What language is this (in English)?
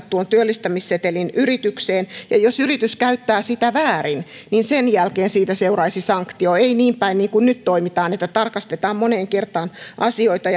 Finnish